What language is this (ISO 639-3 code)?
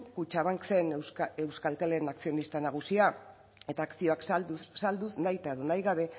eus